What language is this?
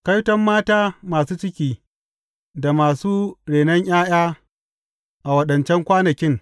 Hausa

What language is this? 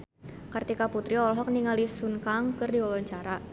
Sundanese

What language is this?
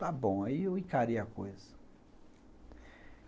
Portuguese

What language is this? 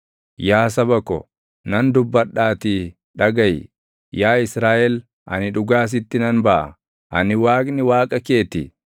Oromo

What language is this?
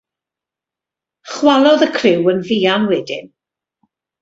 Welsh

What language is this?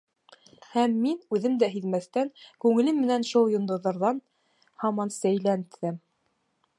Bashkir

